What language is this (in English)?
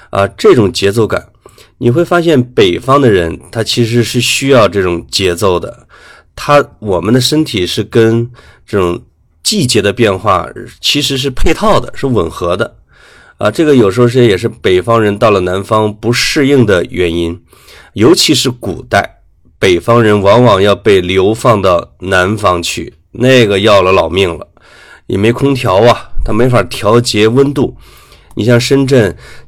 Chinese